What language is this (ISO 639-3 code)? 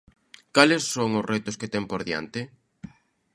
glg